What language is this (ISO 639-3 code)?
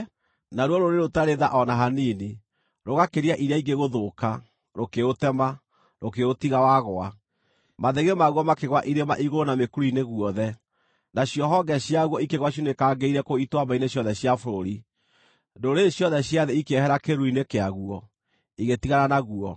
kik